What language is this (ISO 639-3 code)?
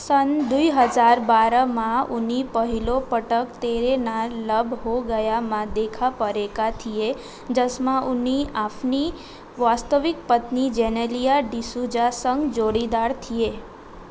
nep